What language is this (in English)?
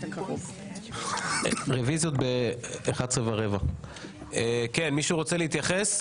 Hebrew